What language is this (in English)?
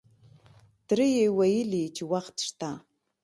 Pashto